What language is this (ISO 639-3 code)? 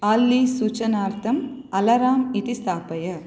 san